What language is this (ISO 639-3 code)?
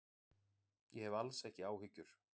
isl